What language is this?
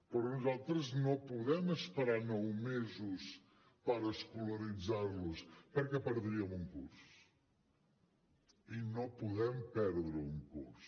Catalan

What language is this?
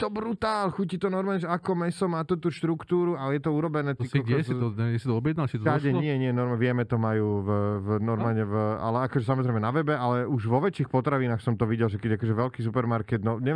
Slovak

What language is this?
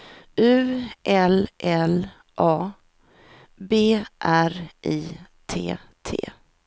Swedish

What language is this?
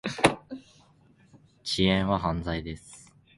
Japanese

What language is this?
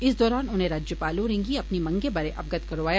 Dogri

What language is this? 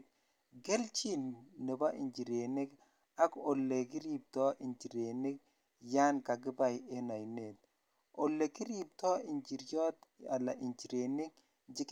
Kalenjin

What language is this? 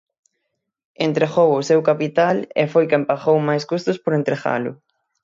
Galician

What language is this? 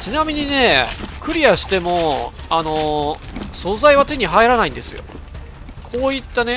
Japanese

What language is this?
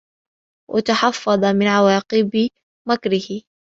Arabic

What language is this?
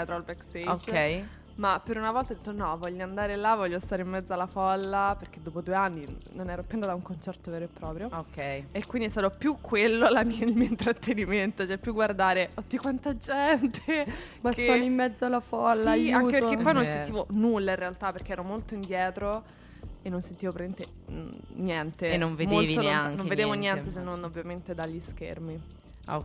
Italian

